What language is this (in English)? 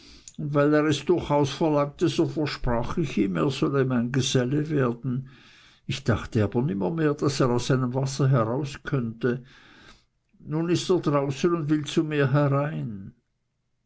German